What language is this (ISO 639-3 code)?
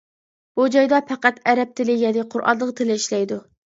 uig